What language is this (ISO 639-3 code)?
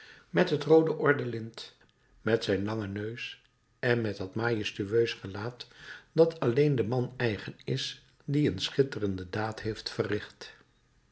nld